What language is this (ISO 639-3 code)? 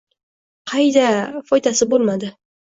uzb